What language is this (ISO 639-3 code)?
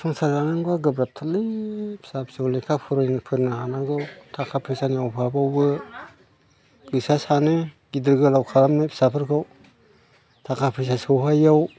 brx